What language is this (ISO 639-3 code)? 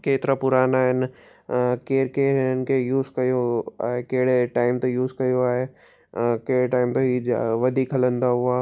snd